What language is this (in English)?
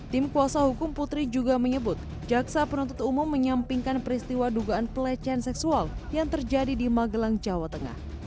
Indonesian